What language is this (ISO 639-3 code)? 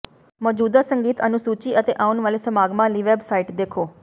pan